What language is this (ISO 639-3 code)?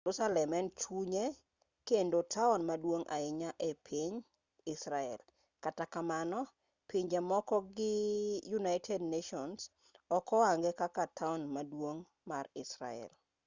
luo